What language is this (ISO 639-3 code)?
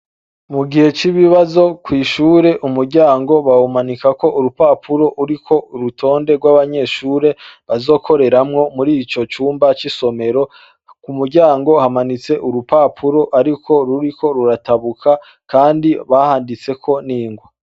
run